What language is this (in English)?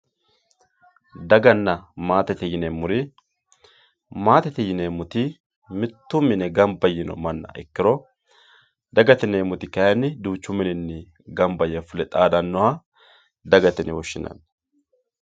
Sidamo